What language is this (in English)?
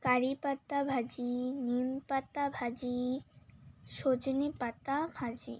Bangla